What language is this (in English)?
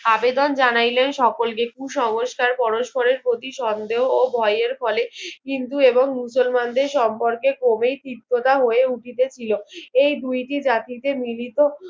Bangla